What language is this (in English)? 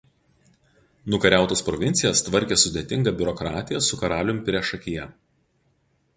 Lithuanian